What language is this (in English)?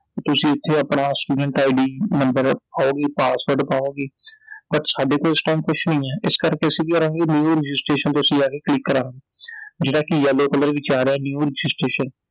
Punjabi